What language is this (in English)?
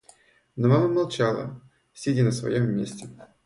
Russian